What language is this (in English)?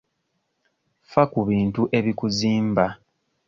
Ganda